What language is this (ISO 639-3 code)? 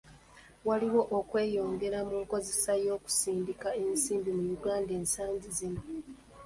lug